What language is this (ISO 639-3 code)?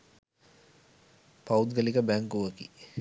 sin